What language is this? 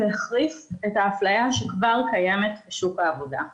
Hebrew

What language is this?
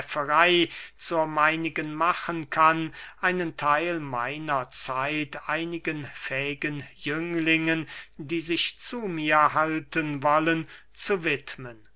German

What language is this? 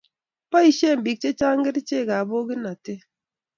Kalenjin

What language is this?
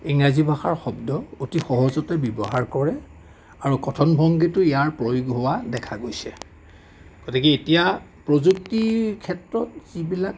Assamese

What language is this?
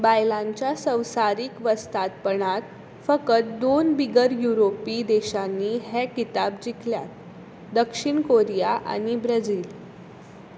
Konkani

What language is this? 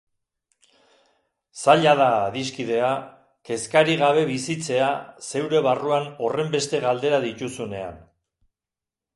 Basque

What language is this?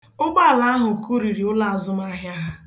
Igbo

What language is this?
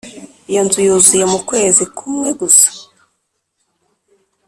Kinyarwanda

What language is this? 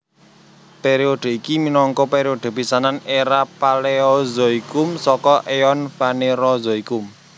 Javanese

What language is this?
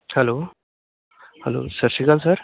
Punjabi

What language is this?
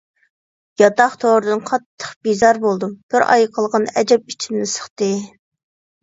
Uyghur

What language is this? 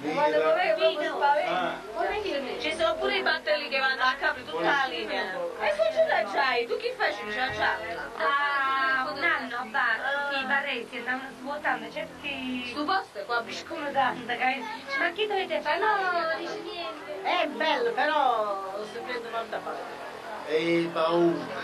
Italian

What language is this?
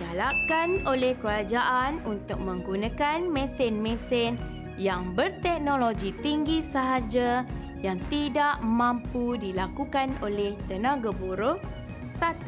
Malay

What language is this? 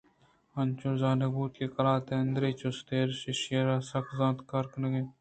Eastern Balochi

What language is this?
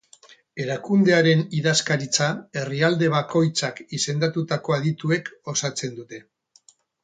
Basque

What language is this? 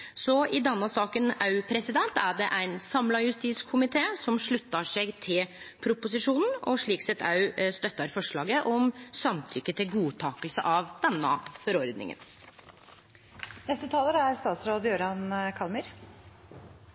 Norwegian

